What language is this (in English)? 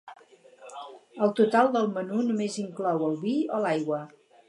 Catalan